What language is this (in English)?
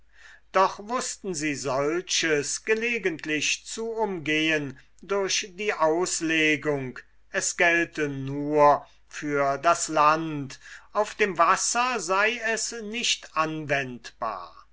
German